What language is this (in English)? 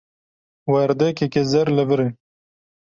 Kurdish